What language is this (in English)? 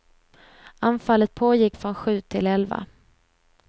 Swedish